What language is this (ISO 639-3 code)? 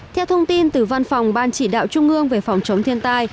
vie